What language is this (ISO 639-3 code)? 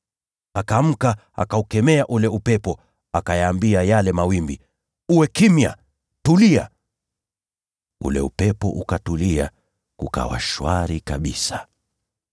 swa